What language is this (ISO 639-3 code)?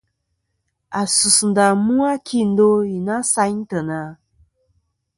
bkm